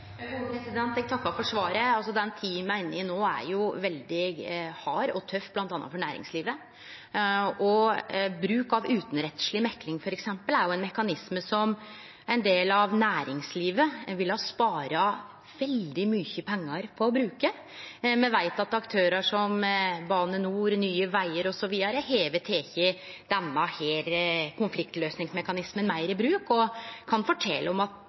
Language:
Norwegian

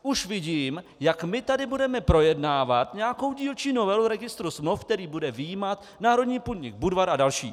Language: Czech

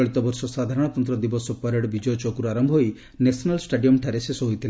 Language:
Odia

